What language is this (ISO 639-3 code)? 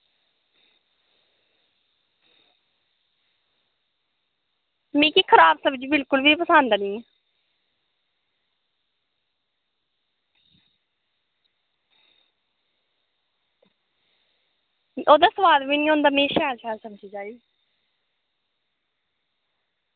doi